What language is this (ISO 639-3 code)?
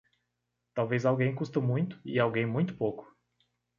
por